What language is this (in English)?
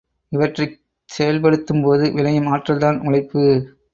Tamil